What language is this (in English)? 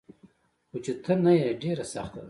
Pashto